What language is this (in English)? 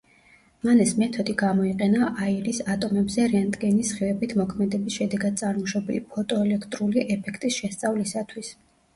Georgian